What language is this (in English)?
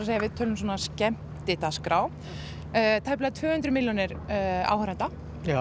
Icelandic